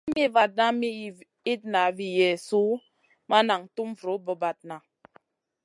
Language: Masana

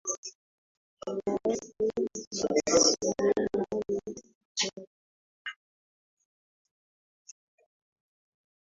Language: Swahili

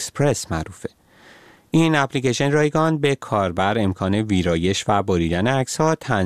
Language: Persian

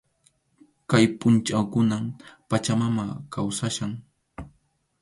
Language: Arequipa-La Unión Quechua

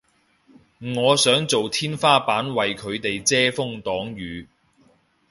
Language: Cantonese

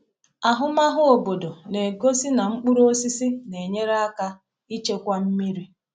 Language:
Igbo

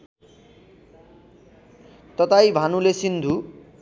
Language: Nepali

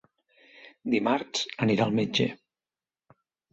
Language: Catalan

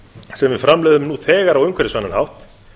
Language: Icelandic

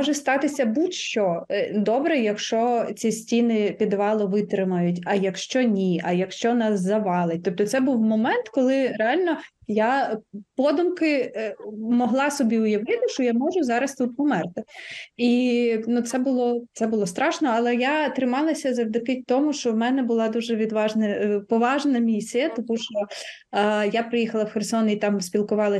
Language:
Ukrainian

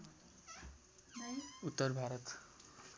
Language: Nepali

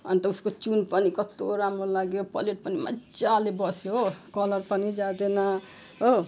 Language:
Nepali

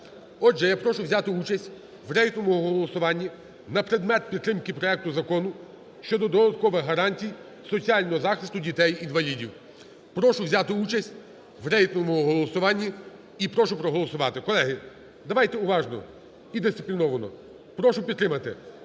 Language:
Ukrainian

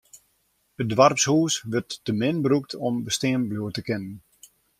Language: Western Frisian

